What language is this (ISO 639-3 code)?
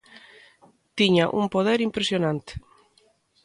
glg